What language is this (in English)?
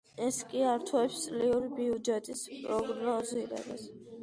Georgian